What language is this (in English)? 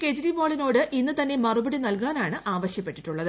Malayalam